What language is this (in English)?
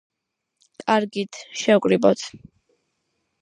Georgian